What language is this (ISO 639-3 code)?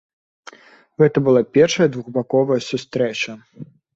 bel